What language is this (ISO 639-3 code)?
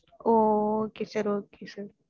tam